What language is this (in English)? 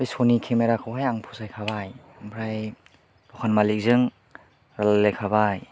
Bodo